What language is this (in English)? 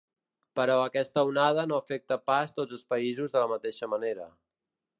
Catalan